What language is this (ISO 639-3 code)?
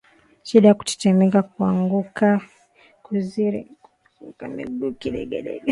swa